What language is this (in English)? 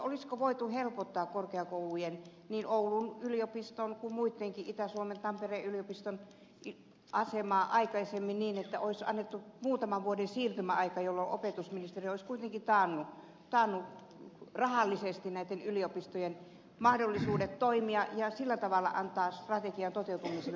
Finnish